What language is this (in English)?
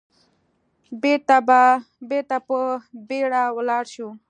Pashto